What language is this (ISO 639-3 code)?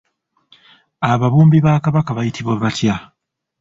lug